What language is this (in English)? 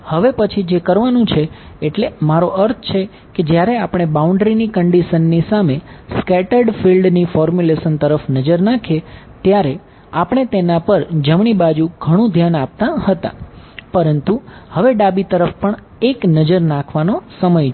Gujarati